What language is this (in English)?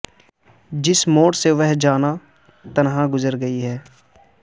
Urdu